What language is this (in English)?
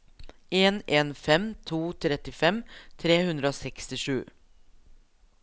Norwegian